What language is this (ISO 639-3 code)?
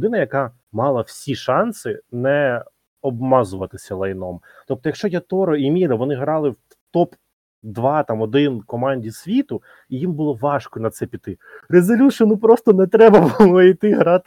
ukr